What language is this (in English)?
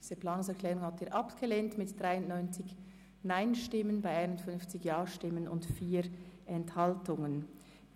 Swiss German